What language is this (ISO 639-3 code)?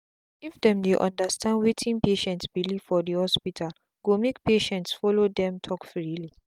pcm